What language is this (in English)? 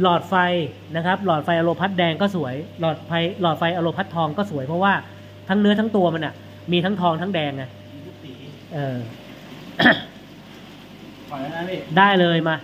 Thai